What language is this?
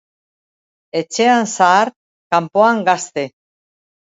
Basque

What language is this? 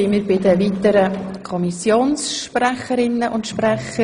Swiss German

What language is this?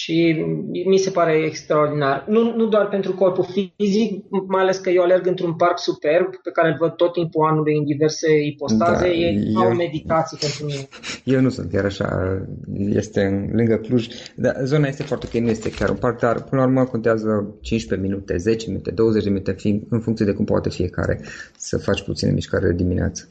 Romanian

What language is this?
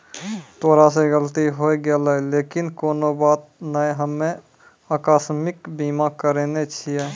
Maithili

